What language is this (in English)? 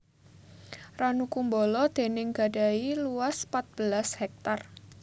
Javanese